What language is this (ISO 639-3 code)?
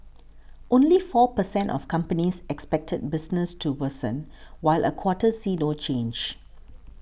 eng